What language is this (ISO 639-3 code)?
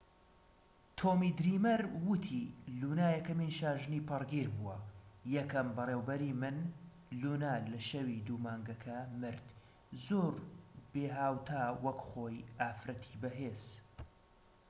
ckb